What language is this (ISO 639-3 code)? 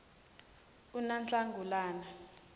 zul